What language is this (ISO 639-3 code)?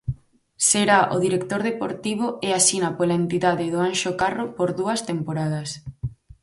glg